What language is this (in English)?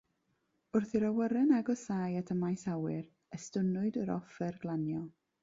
Welsh